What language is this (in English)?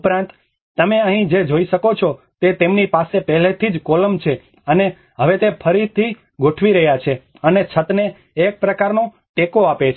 Gujarati